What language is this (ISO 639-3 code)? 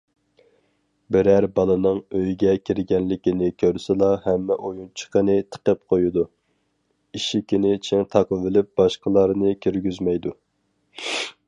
uig